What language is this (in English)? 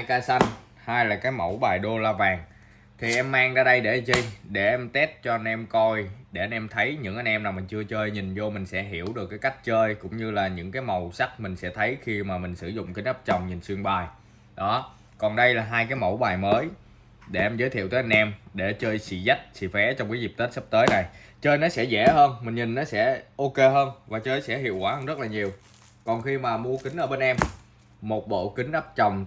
Vietnamese